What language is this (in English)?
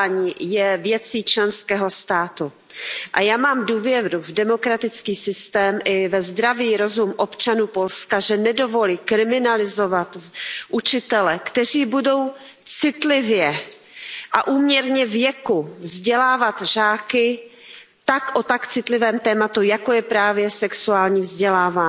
Czech